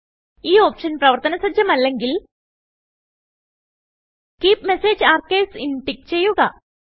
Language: Malayalam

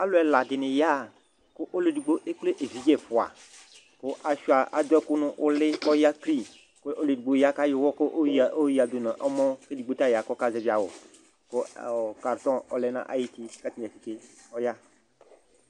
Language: Ikposo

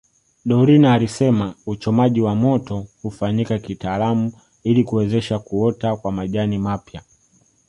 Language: Swahili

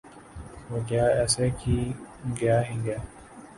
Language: Urdu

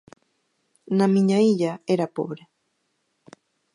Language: Galician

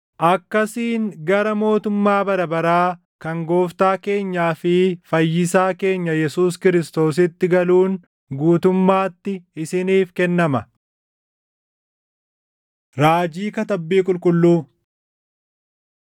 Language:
Oromo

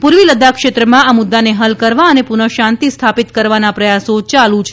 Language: Gujarati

